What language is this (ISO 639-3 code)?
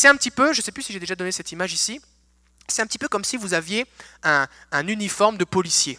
fra